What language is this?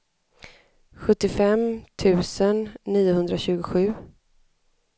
Swedish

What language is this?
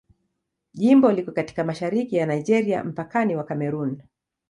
Swahili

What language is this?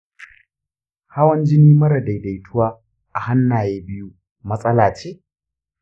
Hausa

